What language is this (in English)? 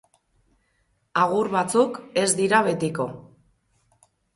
Basque